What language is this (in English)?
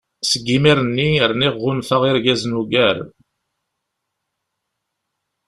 Kabyle